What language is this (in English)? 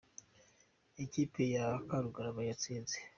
Kinyarwanda